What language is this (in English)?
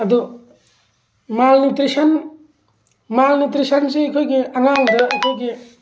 Manipuri